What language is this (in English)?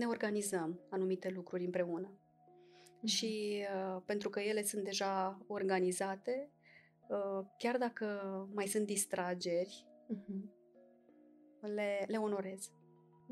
Romanian